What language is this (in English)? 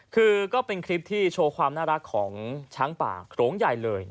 Thai